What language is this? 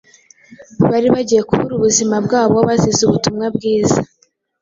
Kinyarwanda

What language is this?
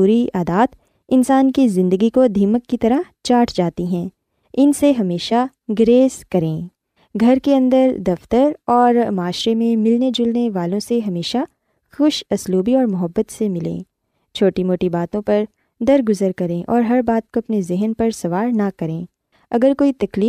Urdu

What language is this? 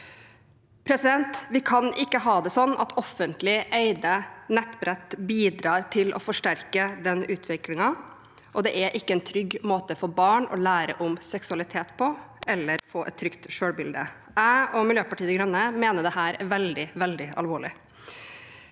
Norwegian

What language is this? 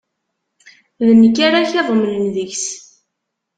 Kabyle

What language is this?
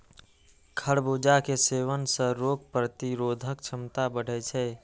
Maithili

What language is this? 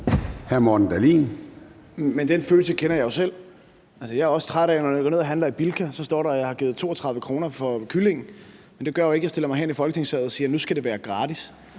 Danish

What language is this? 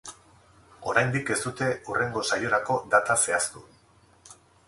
Basque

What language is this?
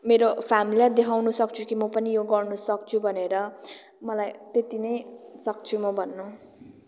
Nepali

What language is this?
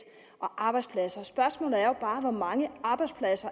Danish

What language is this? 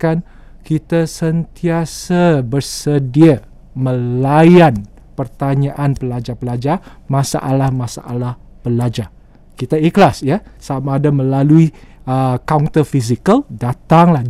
Malay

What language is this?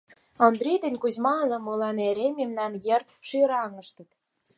Mari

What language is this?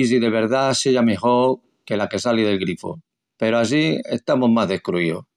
Extremaduran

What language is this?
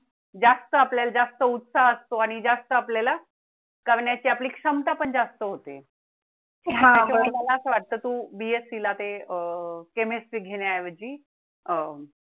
Marathi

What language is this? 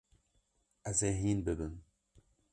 Kurdish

